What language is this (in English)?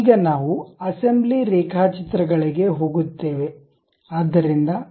Kannada